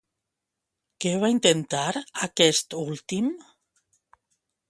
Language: Catalan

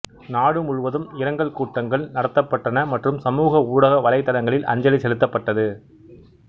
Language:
Tamil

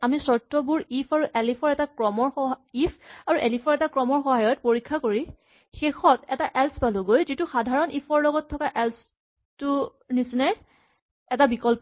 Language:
Assamese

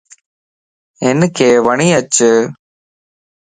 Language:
Lasi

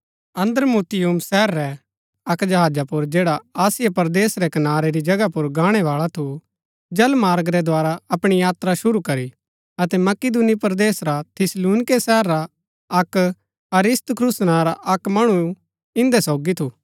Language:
Gaddi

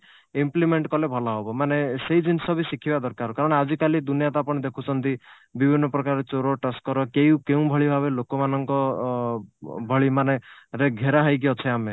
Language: Odia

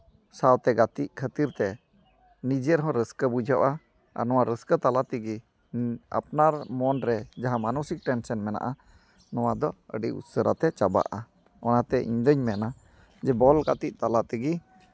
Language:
Santali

